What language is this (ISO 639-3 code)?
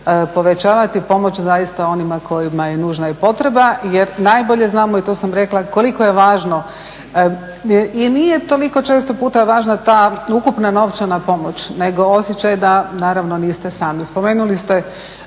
hrv